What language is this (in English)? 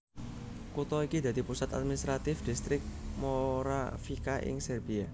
Javanese